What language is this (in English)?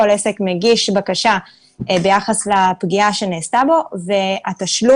Hebrew